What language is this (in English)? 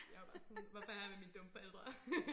Danish